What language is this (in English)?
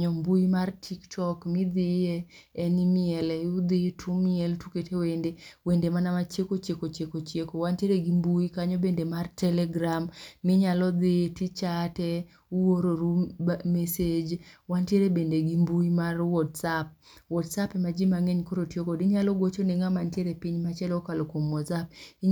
Luo (Kenya and Tanzania)